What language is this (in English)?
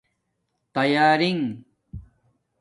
Domaaki